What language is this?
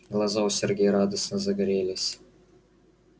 Russian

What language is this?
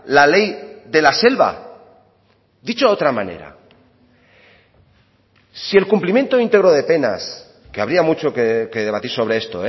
Spanish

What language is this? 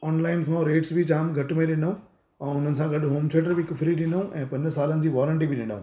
Sindhi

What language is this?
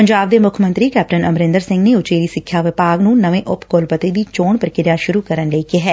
Punjabi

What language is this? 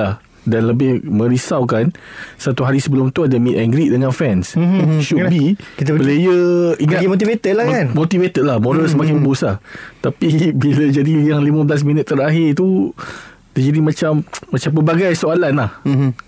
Malay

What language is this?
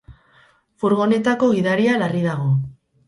Basque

